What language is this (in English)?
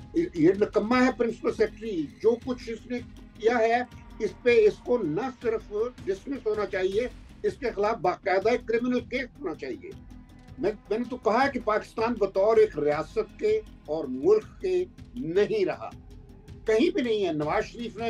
Hindi